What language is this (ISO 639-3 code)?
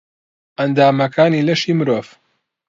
ckb